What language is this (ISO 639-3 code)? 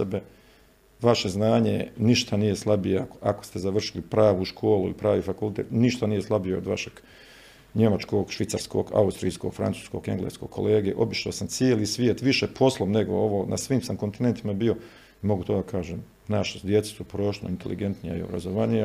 hrv